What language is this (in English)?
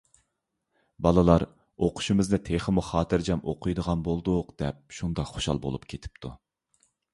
Uyghur